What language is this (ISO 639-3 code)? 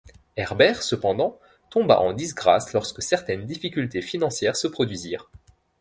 fra